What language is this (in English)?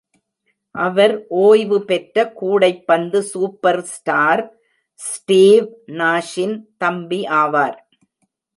Tamil